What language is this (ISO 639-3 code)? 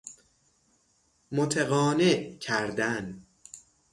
fas